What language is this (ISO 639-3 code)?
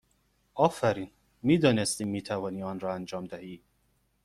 fas